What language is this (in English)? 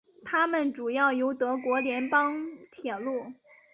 Chinese